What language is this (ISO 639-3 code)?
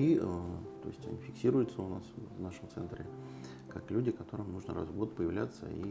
rus